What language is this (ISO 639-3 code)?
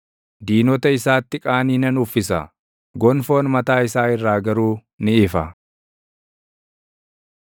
orm